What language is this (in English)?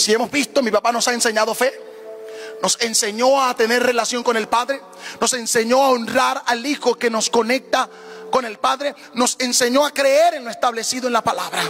Spanish